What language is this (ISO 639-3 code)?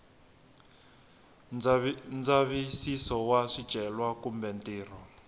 tso